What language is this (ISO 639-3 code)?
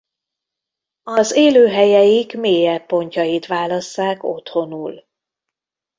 hun